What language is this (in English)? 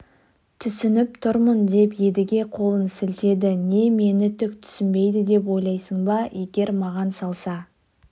Kazakh